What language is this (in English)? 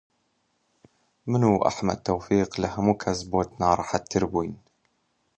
Central Kurdish